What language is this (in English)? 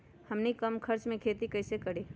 Magahi